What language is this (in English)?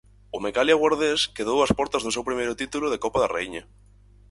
Galician